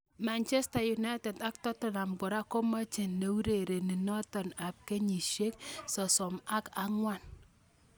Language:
Kalenjin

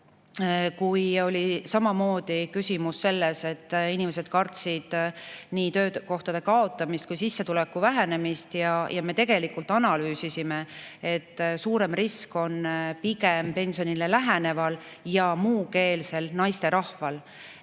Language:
Estonian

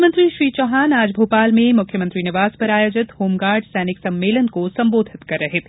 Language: Hindi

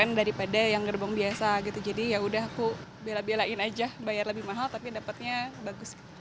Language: Indonesian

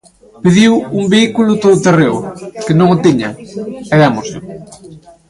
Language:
Galician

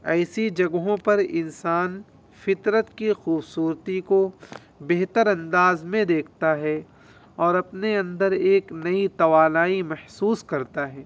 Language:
Urdu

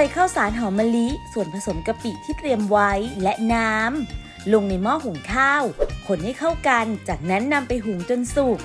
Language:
Thai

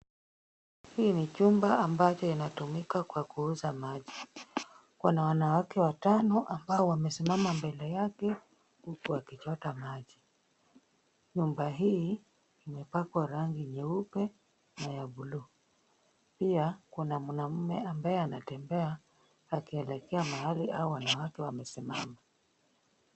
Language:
Swahili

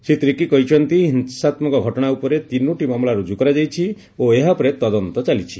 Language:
Odia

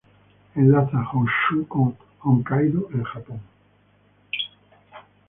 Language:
Spanish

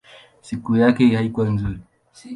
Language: Swahili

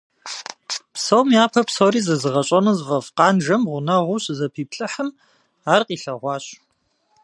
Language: Kabardian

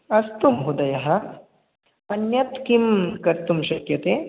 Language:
Sanskrit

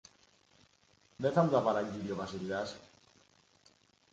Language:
Greek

